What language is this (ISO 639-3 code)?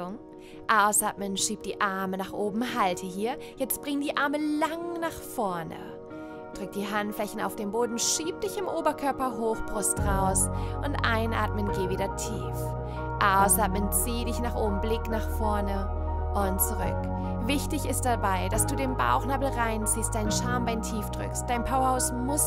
deu